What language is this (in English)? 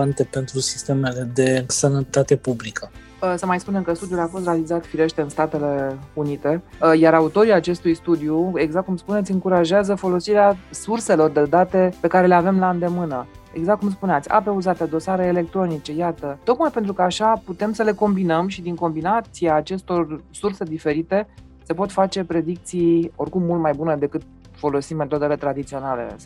Romanian